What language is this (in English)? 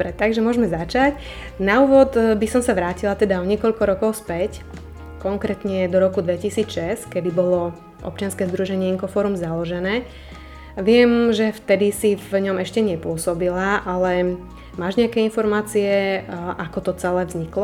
Slovak